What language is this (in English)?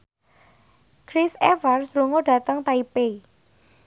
Javanese